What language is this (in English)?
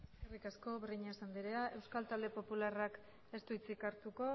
Basque